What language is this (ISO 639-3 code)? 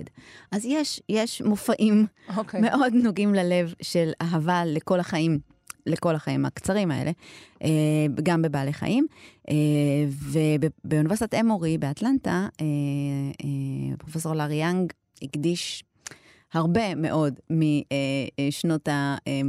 heb